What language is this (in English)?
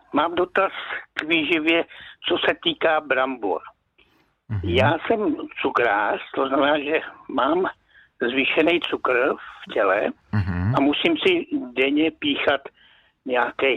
Czech